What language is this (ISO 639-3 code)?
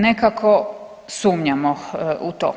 hrv